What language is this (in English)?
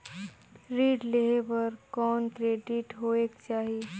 Chhattisgarhi